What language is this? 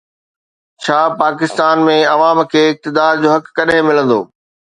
Sindhi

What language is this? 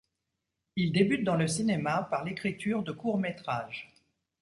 French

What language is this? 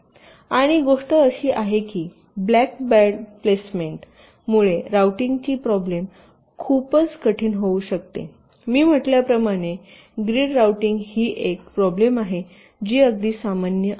Marathi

